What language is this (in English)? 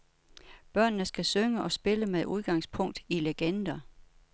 Danish